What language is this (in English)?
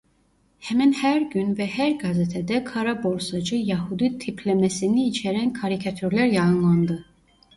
Turkish